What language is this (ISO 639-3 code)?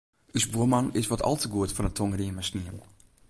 fry